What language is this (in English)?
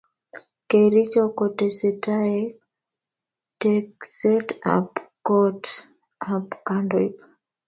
Kalenjin